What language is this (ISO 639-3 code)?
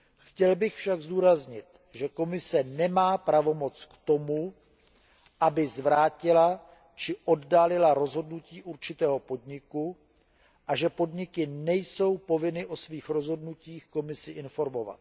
ces